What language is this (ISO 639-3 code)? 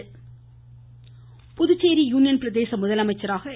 tam